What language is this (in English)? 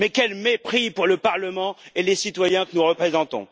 French